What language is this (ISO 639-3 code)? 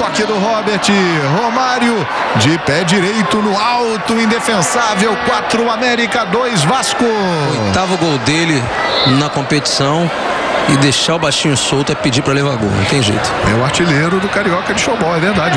por